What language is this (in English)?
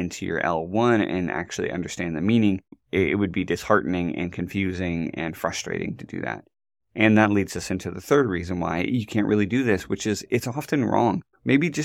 English